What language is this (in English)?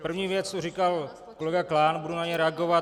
Czech